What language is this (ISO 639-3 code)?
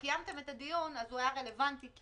heb